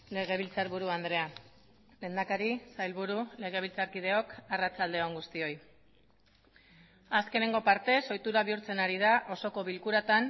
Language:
Basque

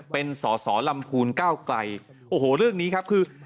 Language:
Thai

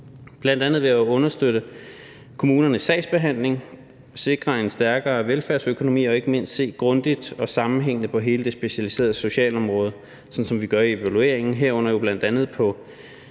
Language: Danish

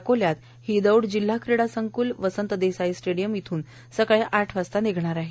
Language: Marathi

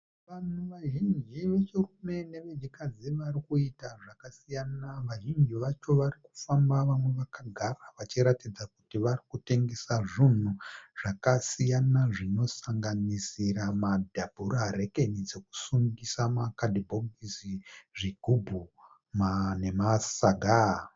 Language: Shona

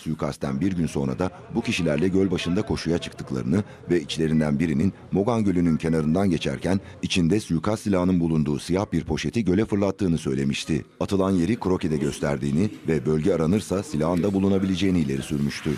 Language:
Turkish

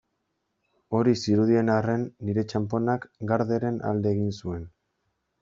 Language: Basque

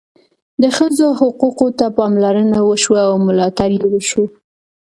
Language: Pashto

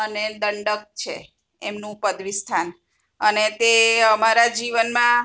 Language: Gujarati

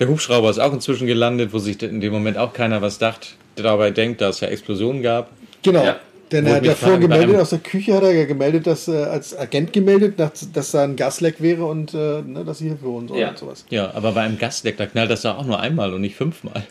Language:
German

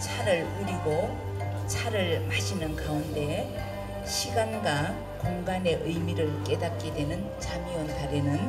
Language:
Korean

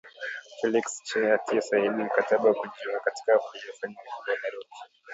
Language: Swahili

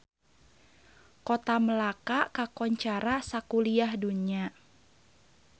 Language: Sundanese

